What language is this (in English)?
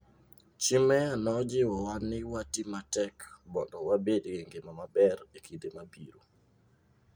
Luo (Kenya and Tanzania)